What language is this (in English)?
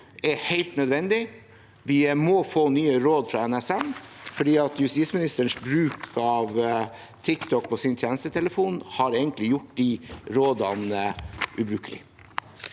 Norwegian